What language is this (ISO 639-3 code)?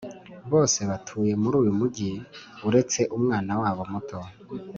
kin